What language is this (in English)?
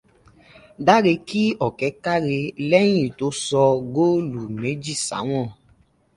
Yoruba